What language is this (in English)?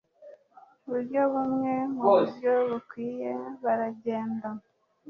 Kinyarwanda